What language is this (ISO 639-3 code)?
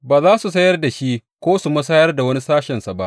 hau